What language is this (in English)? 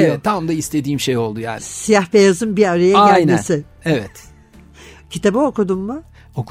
Turkish